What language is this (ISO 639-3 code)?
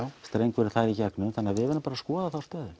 isl